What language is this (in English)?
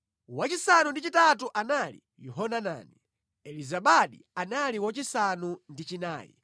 Nyanja